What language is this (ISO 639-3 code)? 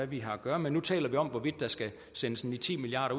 dan